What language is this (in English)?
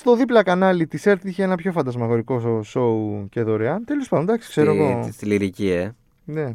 Greek